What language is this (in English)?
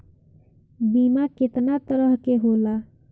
Bhojpuri